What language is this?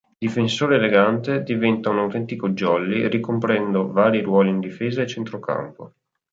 Italian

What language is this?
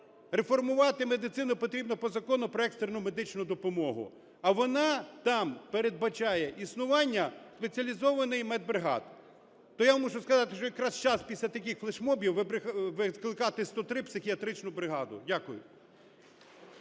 Ukrainian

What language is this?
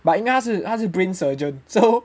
English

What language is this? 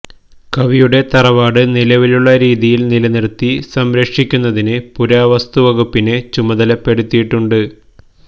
Malayalam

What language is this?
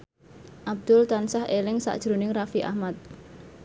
Javanese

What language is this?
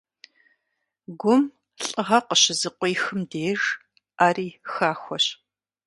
Kabardian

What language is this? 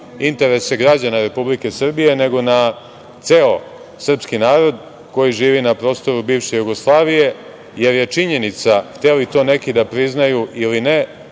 Serbian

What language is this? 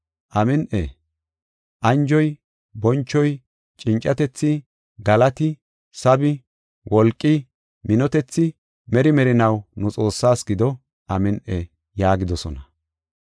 Gofa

